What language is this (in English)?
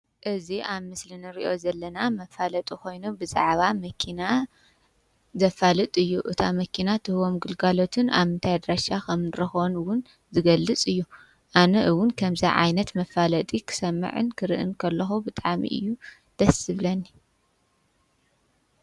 Tigrinya